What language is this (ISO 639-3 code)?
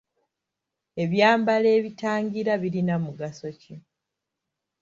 lug